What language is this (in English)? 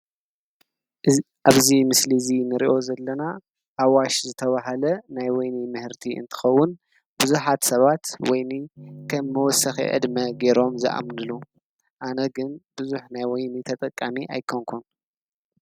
Tigrinya